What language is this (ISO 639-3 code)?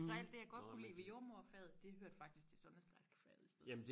dan